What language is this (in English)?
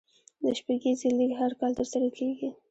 Pashto